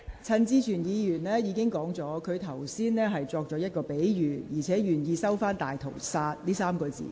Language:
Cantonese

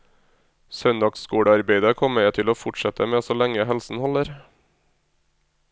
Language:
Norwegian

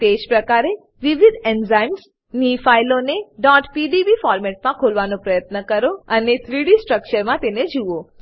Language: Gujarati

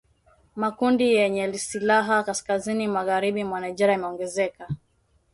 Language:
Swahili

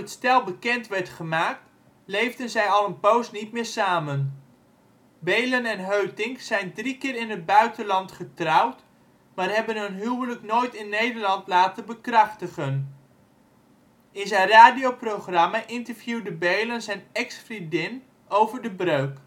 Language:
Dutch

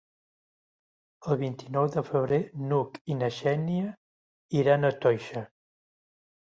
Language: Catalan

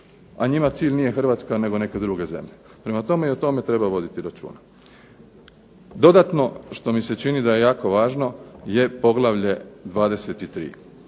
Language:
Croatian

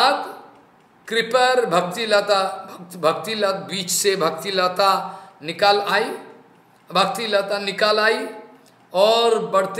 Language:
Hindi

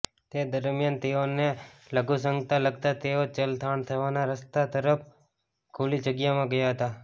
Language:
Gujarati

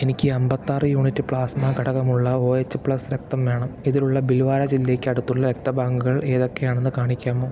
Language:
Malayalam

